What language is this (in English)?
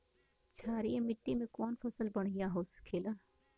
Bhojpuri